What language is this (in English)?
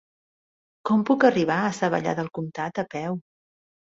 Catalan